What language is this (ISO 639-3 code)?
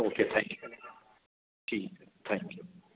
urd